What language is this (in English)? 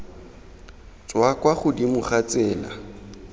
Tswana